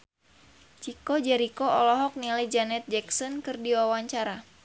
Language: Sundanese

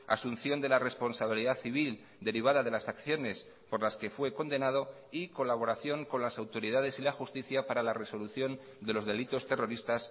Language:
Spanish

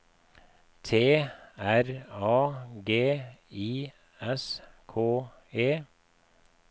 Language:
Norwegian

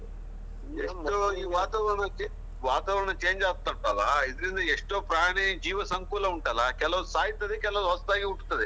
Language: Kannada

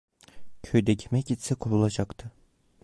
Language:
Turkish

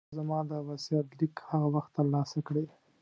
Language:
Pashto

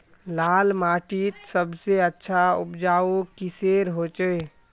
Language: Magahi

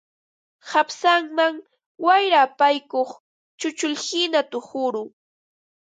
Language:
Ambo-Pasco Quechua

